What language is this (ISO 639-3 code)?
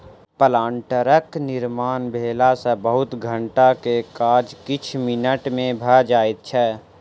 mai